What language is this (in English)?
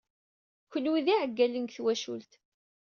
Kabyle